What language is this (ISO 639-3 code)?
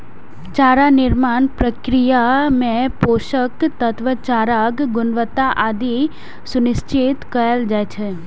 mai